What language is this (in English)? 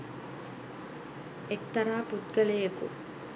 Sinhala